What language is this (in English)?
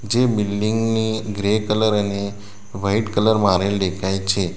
Gujarati